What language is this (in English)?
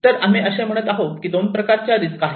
Marathi